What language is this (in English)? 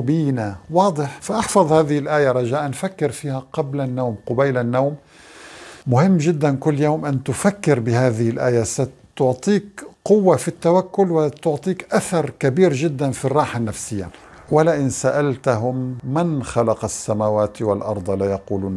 Arabic